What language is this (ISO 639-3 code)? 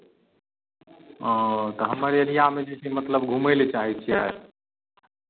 mai